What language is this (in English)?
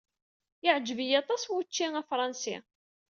Kabyle